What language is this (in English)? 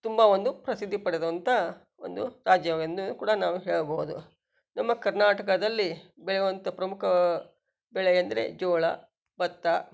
Kannada